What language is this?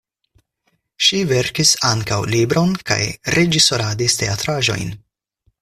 Esperanto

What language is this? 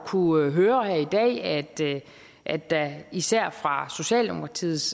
Danish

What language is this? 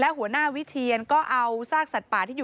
Thai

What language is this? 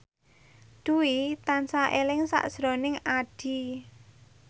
Javanese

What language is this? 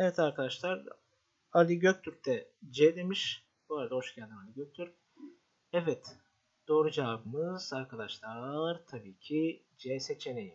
Turkish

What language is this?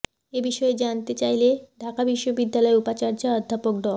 Bangla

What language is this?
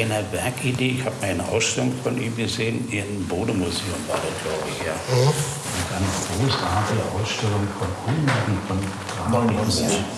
German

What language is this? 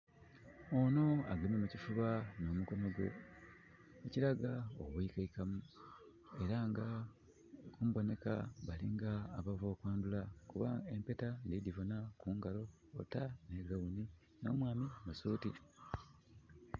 Soga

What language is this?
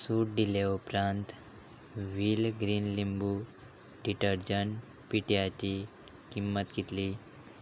Konkani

